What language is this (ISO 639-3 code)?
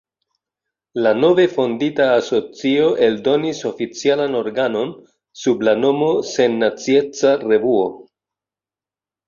epo